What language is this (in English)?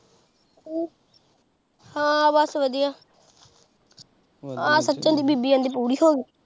Punjabi